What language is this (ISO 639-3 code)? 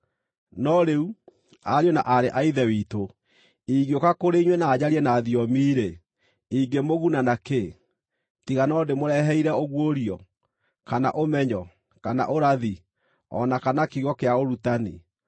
kik